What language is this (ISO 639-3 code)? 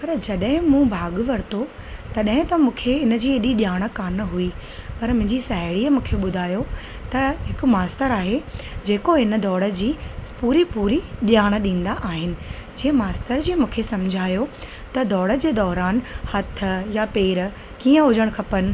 snd